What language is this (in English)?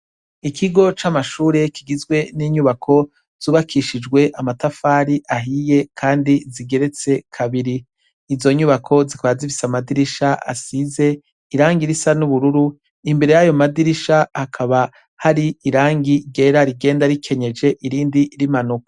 Rundi